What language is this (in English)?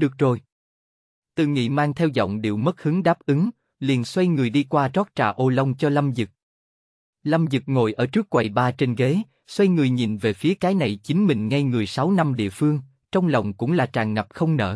Vietnamese